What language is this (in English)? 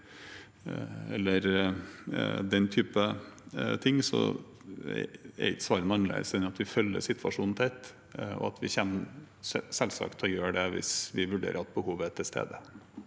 Norwegian